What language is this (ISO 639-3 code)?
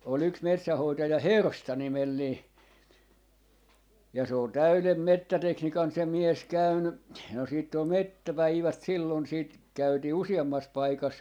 fin